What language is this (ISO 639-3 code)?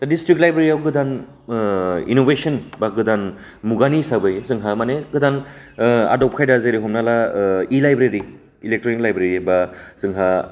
brx